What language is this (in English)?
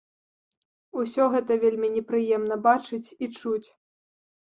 Belarusian